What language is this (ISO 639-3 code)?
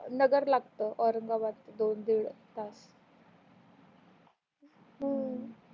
mar